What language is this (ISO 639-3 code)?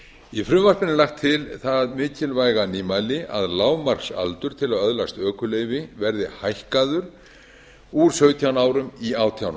isl